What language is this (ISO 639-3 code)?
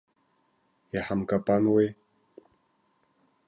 abk